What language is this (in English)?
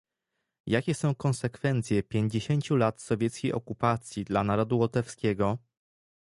Polish